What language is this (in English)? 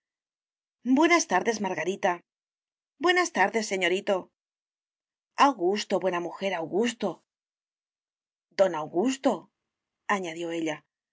Spanish